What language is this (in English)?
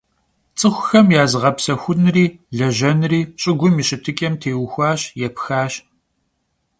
Kabardian